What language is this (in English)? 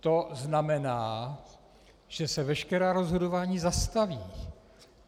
Czech